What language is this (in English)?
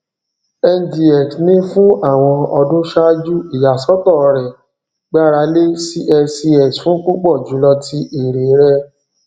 Yoruba